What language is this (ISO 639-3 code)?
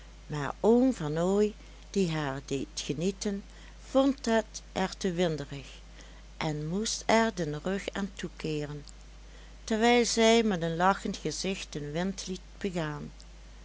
nld